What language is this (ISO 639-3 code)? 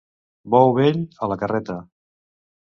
cat